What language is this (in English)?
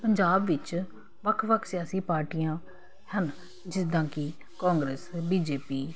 Punjabi